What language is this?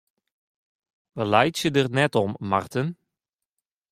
Western Frisian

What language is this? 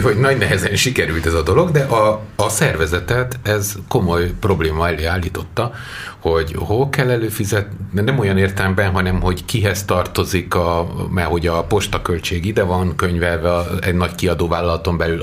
Hungarian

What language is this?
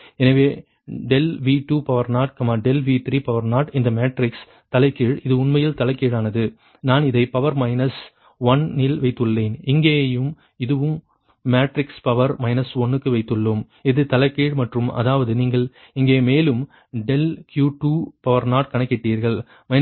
Tamil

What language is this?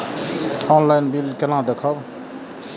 Maithili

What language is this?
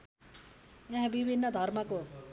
Nepali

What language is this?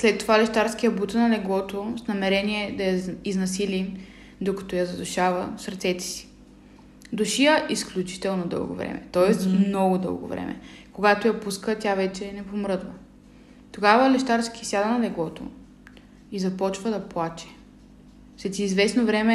Bulgarian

